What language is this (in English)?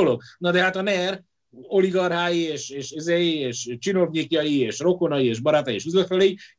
Hungarian